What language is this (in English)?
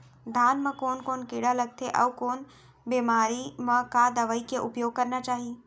Chhattisgarhi